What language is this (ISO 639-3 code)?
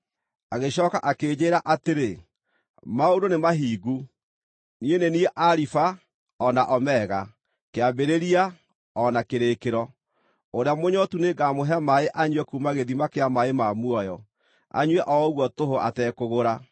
kik